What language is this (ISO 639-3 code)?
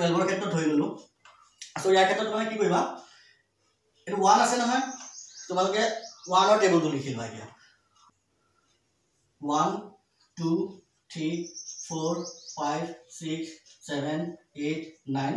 hin